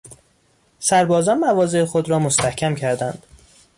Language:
Persian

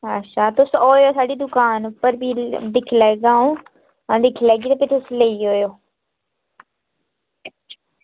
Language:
Dogri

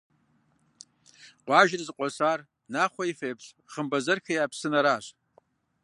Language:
Kabardian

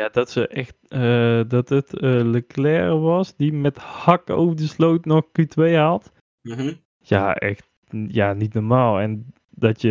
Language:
Dutch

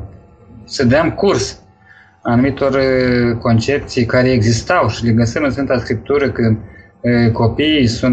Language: Romanian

